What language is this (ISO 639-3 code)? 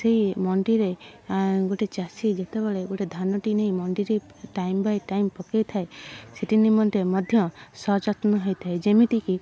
ori